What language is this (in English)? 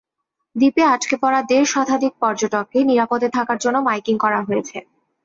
Bangla